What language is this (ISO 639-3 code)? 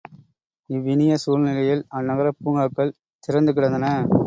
tam